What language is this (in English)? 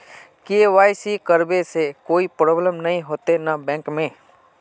Magahi